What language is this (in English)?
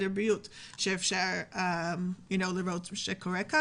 Hebrew